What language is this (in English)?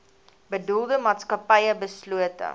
Afrikaans